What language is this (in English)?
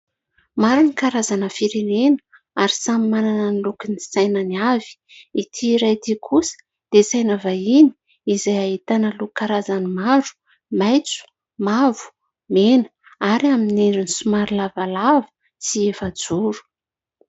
Malagasy